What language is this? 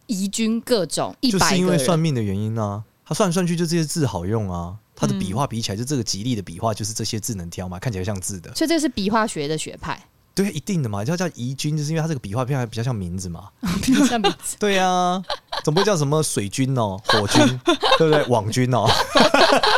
Chinese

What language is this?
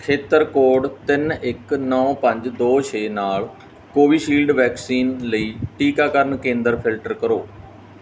Punjabi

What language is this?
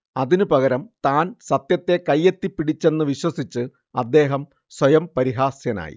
Malayalam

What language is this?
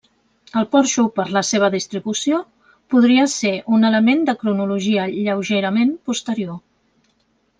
Catalan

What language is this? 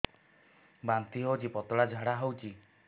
Odia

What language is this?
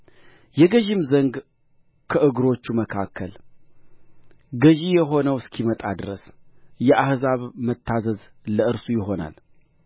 Amharic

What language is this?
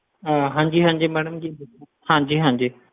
Punjabi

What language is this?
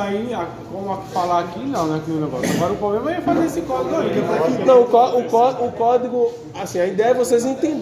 Portuguese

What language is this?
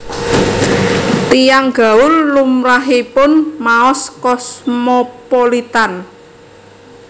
Javanese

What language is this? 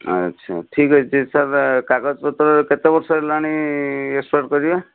Odia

